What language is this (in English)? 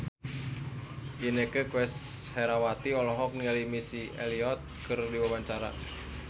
Sundanese